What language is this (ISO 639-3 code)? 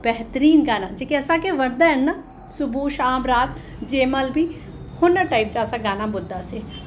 snd